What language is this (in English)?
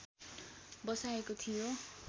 Nepali